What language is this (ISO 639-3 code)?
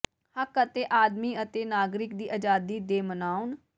pan